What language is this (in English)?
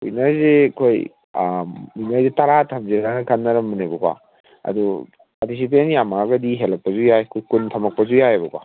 Manipuri